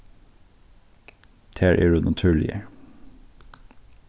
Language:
Faroese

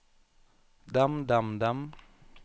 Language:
Norwegian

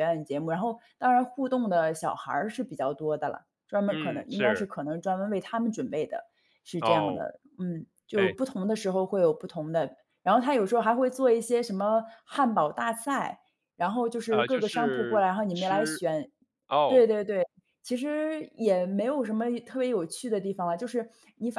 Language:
Chinese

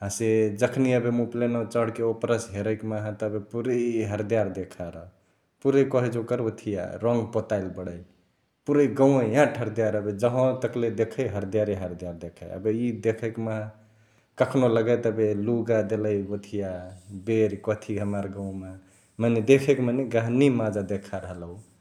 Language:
Chitwania Tharu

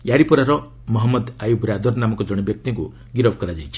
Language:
Odia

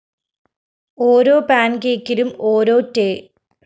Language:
Malayalam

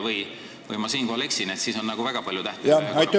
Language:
Estonian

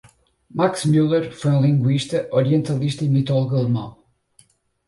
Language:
Portuguese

